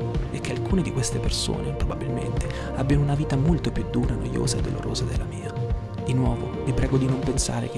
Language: Italian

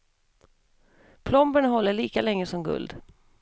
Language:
Swedish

